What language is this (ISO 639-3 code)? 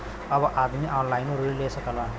bho